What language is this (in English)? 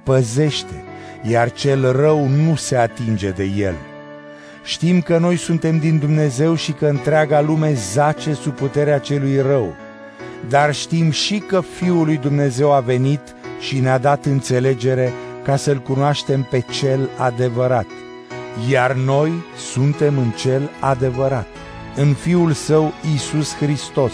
Romanian